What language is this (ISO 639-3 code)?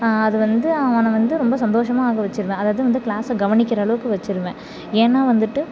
tam